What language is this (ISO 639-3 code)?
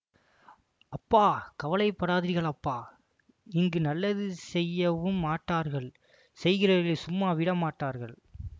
tam